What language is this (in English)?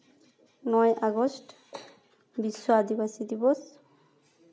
Santali